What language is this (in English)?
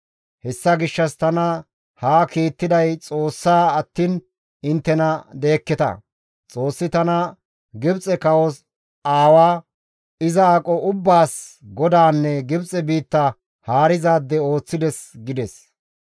Gamo